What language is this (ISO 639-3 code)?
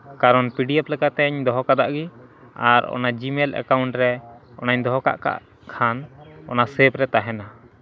sat